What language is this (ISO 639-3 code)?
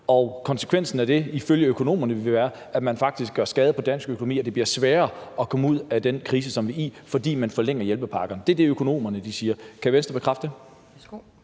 dan